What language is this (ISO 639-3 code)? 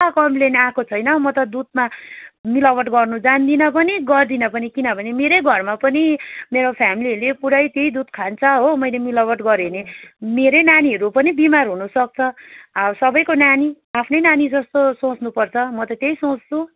nep